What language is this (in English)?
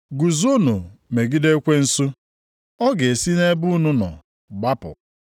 Igbo